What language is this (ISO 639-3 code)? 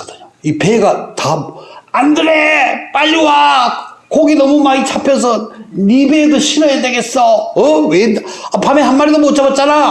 kor